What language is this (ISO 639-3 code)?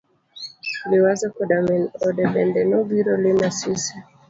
luo